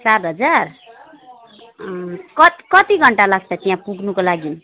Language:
Nepali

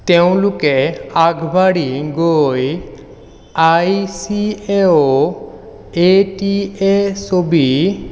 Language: Assamese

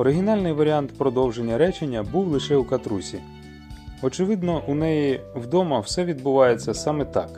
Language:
Ukrainian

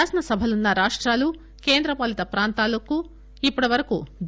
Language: Telugu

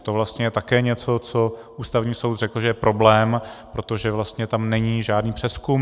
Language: Czech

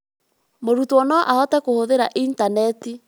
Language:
Kikuyu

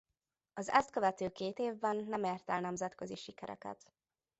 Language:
Hungarian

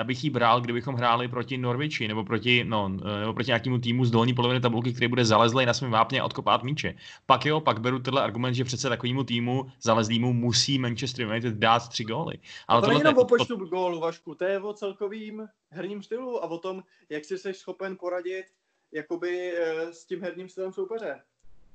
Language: Czech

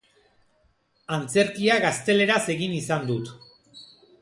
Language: Basque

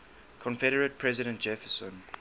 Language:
English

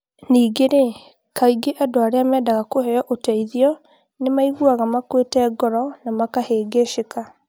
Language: Kikuyu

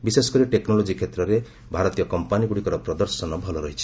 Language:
Odia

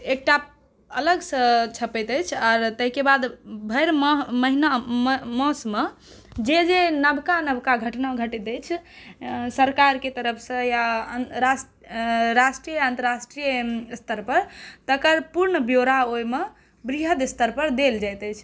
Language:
Maithili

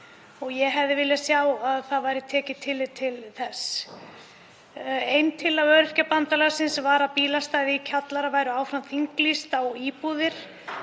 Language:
Icelandic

